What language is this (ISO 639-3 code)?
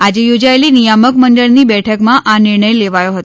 guj